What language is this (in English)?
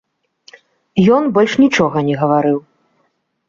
Belarusian